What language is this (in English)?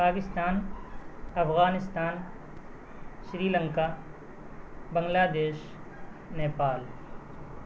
Urdu